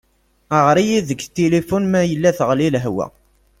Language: Kabyle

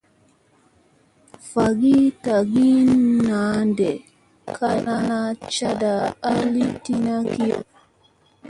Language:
Musey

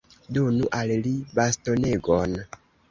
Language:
Esperanto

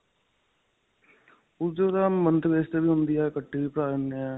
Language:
Punjabi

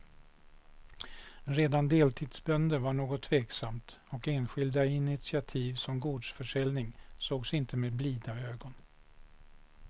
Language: Swedish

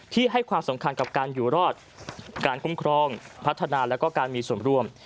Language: Thai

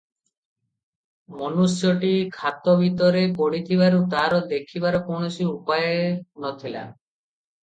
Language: Odia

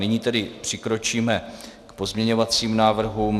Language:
Czech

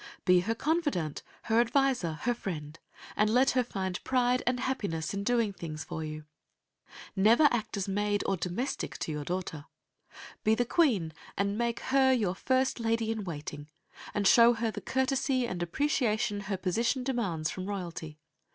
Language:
English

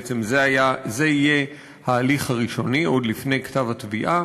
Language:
Hebrew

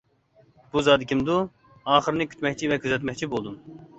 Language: Uyghur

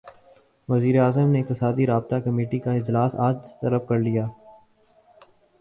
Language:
Urdu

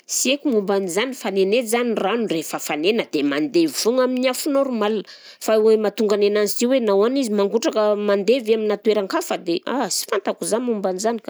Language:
Southern Betsimisaraka Malagasy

